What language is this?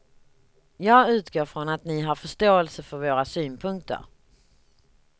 Swedish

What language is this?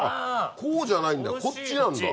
Japanese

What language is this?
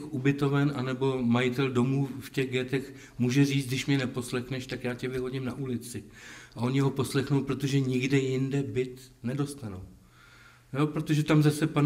Czech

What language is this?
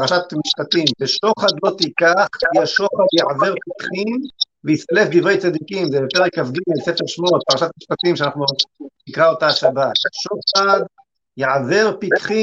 Hebrew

